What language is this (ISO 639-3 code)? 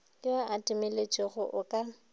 nso